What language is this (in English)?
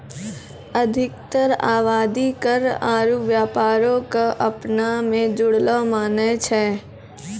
Maithili